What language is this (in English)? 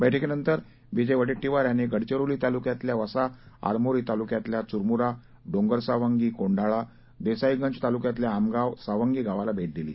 Marathi